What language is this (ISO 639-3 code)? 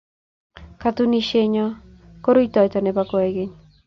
kln